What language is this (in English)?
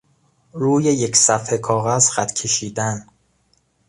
Persian